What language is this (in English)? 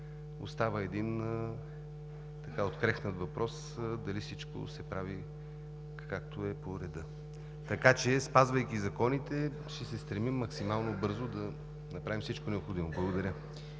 Bulgarian